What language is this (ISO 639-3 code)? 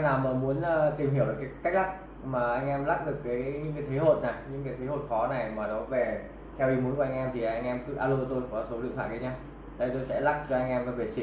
vie